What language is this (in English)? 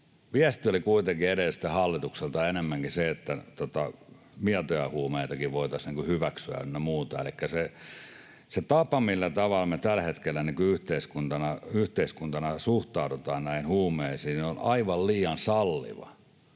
Finnish